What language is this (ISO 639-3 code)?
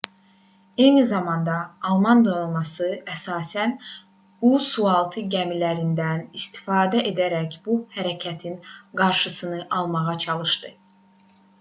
aze